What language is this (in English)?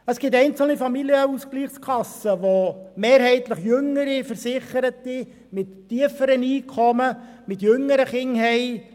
Swiss German